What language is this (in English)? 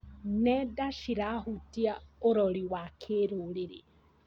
Kikuyu